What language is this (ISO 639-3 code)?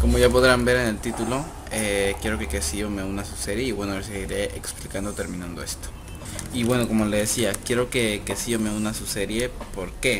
spa